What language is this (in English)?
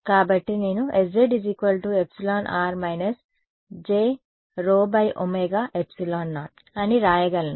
Telugu